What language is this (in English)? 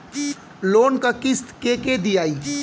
Bhojpuri